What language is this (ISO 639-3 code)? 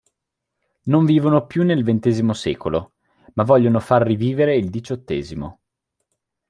ita